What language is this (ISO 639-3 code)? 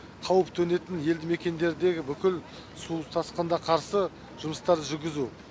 kaz